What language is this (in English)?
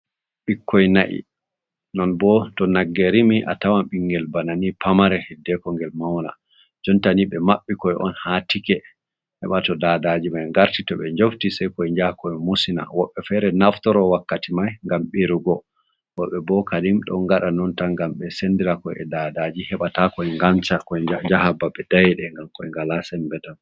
Fula